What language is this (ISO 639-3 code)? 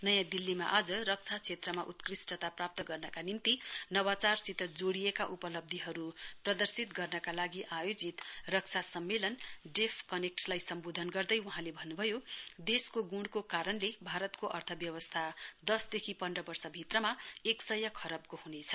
nep